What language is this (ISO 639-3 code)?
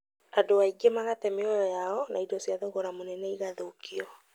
kik